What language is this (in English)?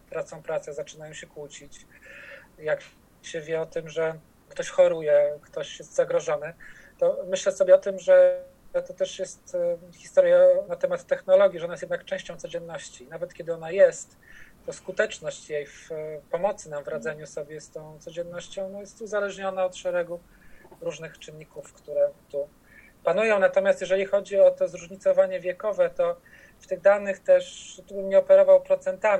Polish